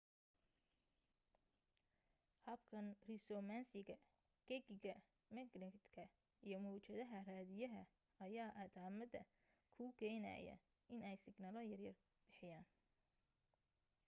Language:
Somali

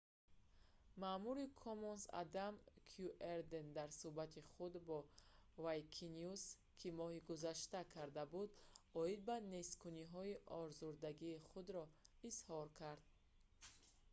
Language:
Tajik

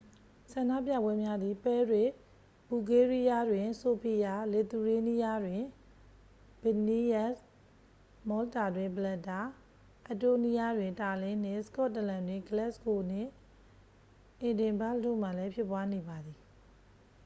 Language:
Burmese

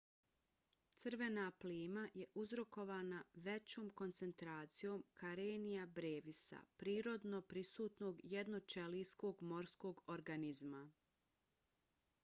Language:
Bosnian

